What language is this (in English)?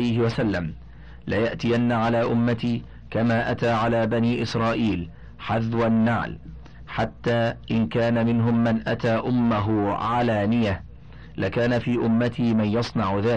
Arabic